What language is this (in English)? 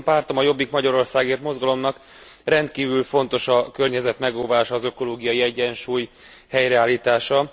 Hungarian